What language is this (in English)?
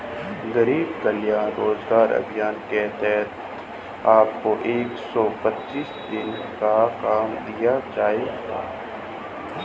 Hindi